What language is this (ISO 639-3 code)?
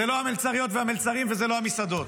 heb